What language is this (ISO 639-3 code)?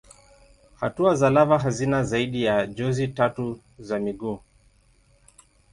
swa